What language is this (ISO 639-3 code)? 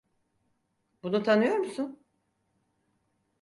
tur